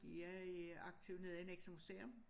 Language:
Danish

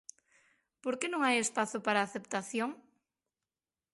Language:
Galician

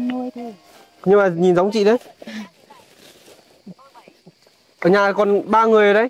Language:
Vietnamese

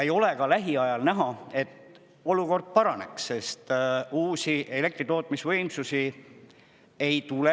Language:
Estonian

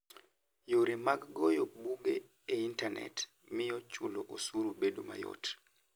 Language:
Luo (Kenya and Tanzania)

